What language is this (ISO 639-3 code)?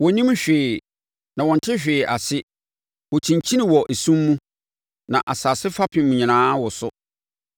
aka